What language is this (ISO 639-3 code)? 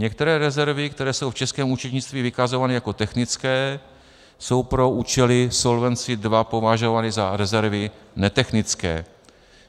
ces